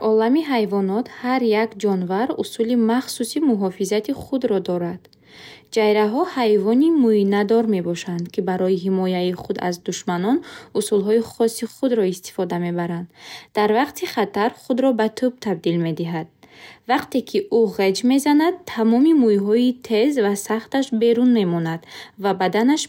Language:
Bukharic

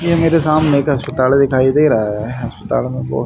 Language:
Hindi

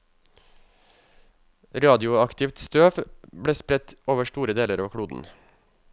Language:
Norwegian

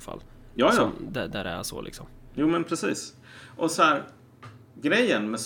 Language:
Swedish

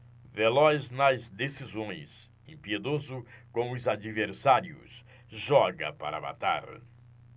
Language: Portuguese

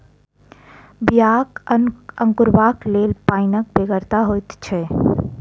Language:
Maithili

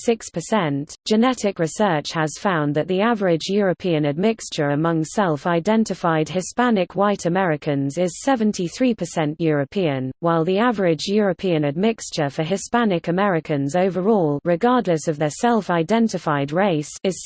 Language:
English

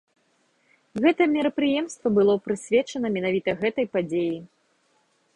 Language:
Belarusian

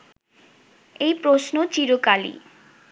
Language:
Bangla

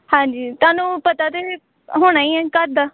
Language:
Punjabi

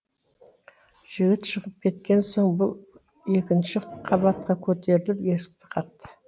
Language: Kazakh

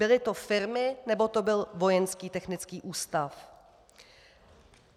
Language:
Czech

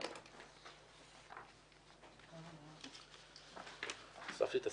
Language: Hebrew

